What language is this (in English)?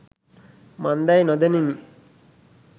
Sinhala